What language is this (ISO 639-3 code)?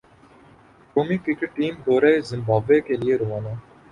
urd